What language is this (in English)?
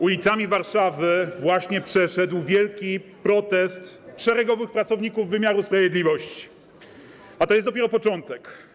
Polish